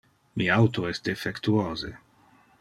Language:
Interlingua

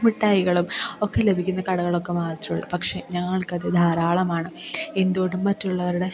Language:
Malayalam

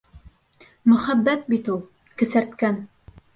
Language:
Bashkir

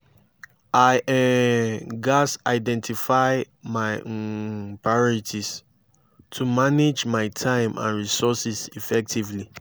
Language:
Nigerian Pidgin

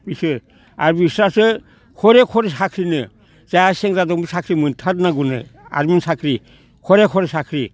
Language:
Bodo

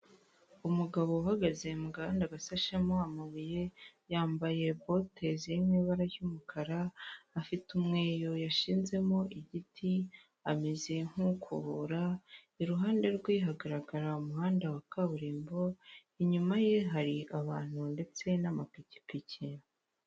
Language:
Kinyarwanda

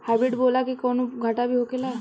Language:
Bhojpuri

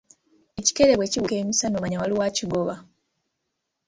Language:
Ganda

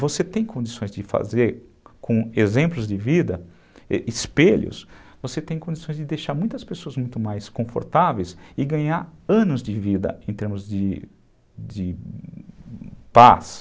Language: Portuguese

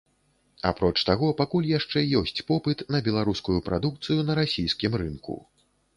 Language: Belarusian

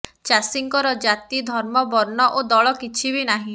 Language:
Odia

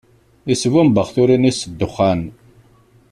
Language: Kabyle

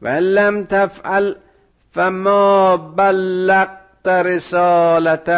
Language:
Persian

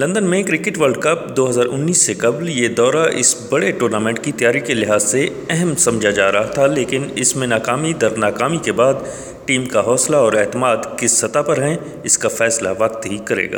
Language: Urdu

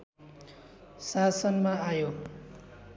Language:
Nepali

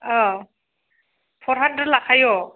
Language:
Bodo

